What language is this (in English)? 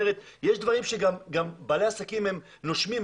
Hebrew